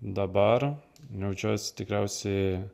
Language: Lithuanian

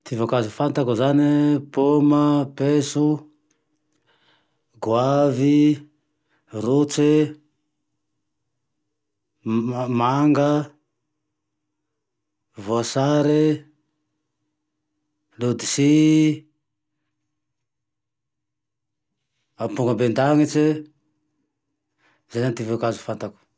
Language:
Tandroy-Mahafaly Malagasy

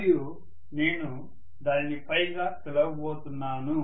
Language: Telugu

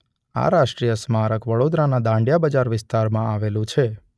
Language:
Gujarati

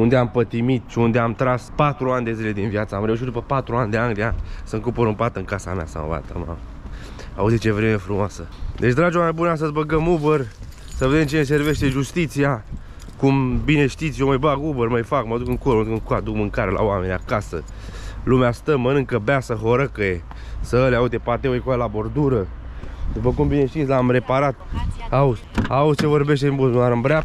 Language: Romanian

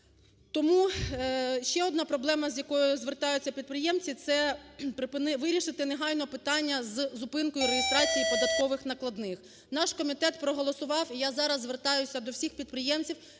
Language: Ukrainian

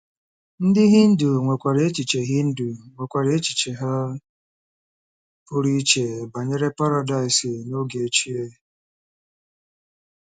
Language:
Igbo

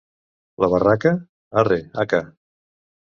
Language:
Catalan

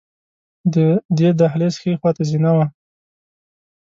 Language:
Pashto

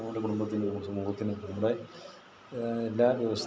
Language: Malayalam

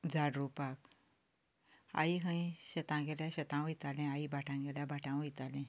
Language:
Konkani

